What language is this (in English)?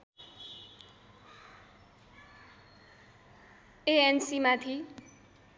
Nepali